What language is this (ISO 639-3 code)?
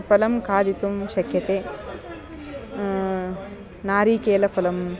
san